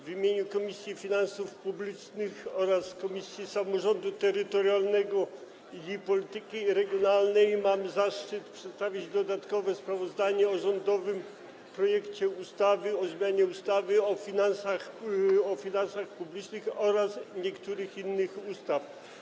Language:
Polish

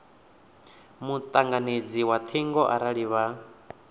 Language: Venda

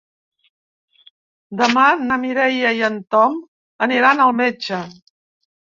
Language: Catalan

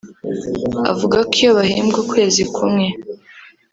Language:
Kinyarwanda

